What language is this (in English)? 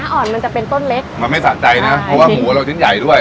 Thai